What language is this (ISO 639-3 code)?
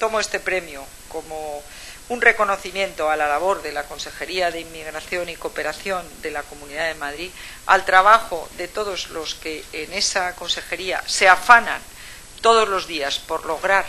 spa